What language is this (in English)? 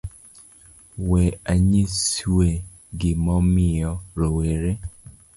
Luo (Kenya and Tanzania)